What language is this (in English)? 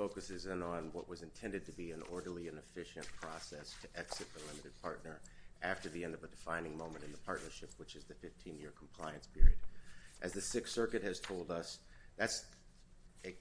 English